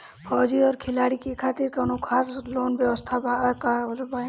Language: Bhojpuri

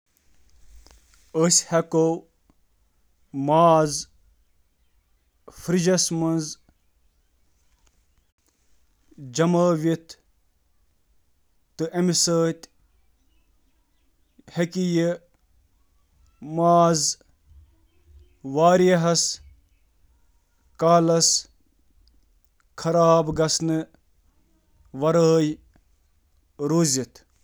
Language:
Kashmiri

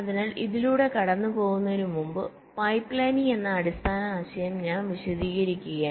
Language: Malayalam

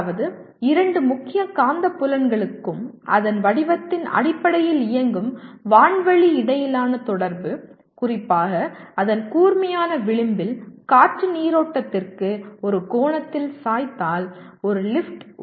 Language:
Tamil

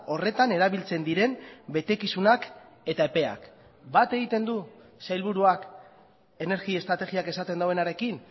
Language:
Basque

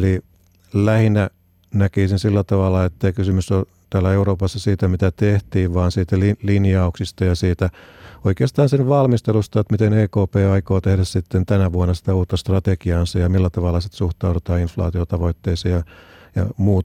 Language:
Finnish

